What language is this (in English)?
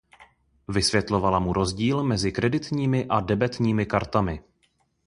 Czech